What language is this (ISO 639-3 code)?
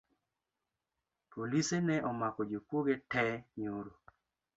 luo